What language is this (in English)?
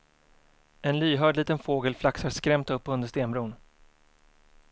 Swedish